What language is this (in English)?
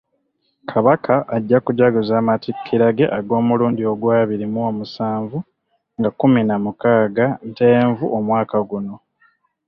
Ganda